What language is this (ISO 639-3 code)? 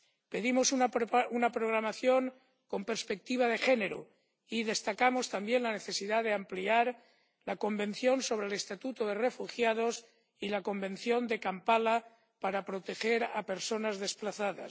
spa